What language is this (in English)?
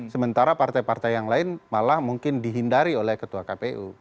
Indonesian